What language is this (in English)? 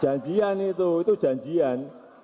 Indonesian